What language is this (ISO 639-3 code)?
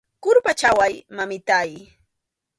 qxu